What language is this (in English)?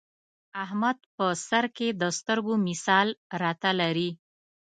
Pashto